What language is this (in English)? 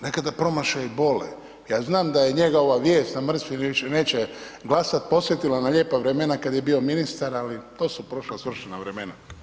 Croatian